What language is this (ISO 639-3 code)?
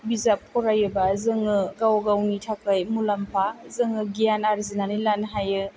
brx